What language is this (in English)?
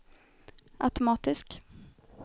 Swedish